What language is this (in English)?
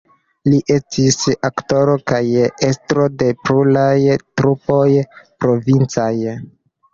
Esperanto